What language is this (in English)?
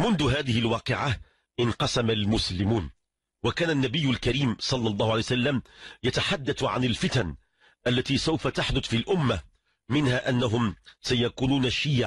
Arabic